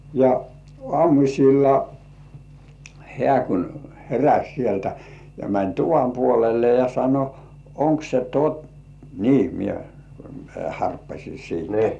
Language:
Finnish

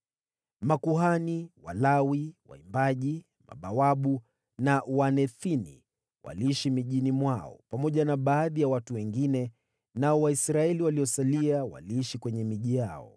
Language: Swahili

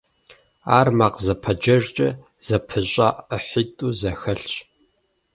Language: Kabardian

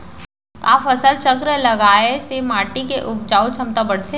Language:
Chhattisgarhi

